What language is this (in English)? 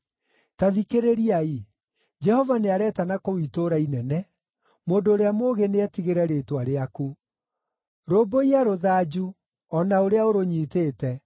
Kikuyu